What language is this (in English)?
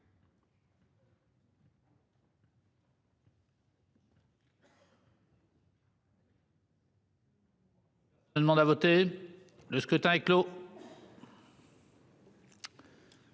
French